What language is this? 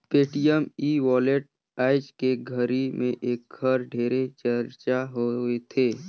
Chhattisgarhi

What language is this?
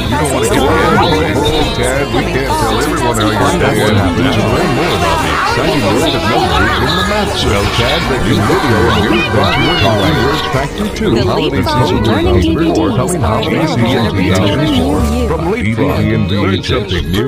English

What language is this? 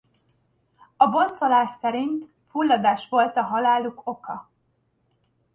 Hungarian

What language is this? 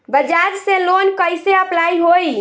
Bhojpuri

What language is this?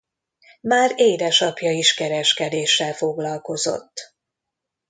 Hungarian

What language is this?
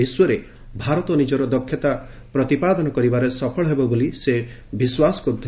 Odia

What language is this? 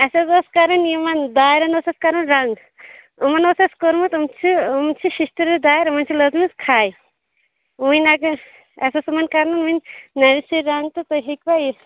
Kashmiri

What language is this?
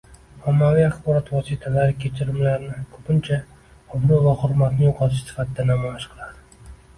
Uzbek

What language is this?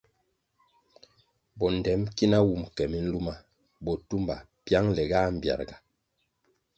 Kwasio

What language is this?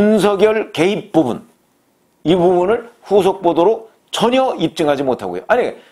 Korean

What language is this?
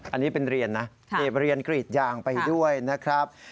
Thai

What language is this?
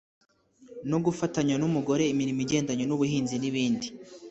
Kinyarwanda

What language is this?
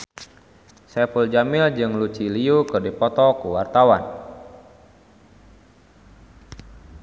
Sundanese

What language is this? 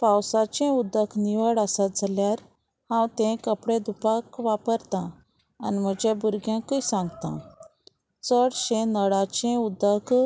Konkani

